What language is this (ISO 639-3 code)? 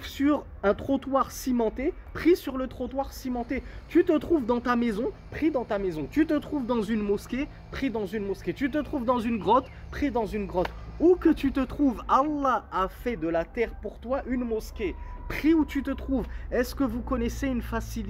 fra